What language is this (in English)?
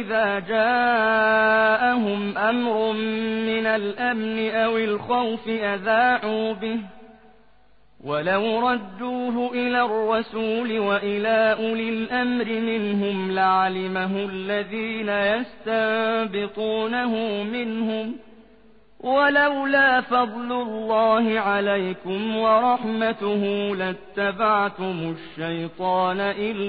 Arabic